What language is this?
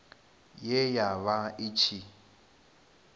Venda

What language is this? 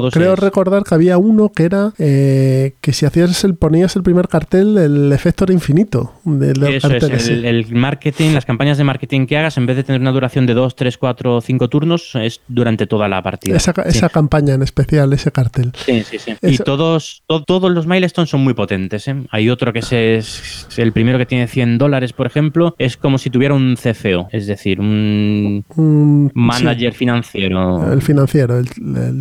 Spanish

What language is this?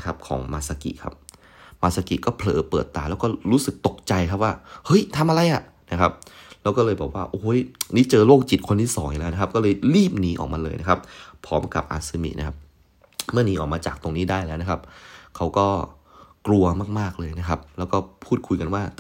Thai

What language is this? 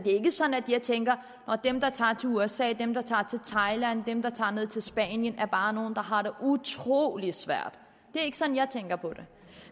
Danish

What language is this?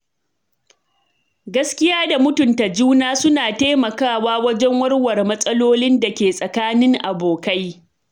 Hausa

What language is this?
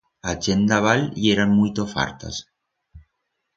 Aragonese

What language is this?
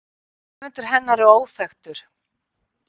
Icelandic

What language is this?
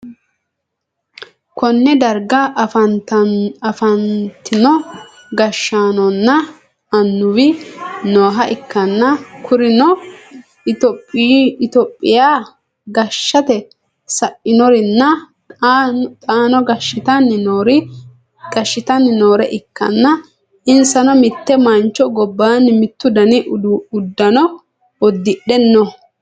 Sidamo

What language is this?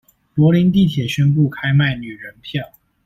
Chinese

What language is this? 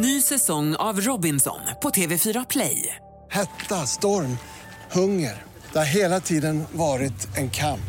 Swedish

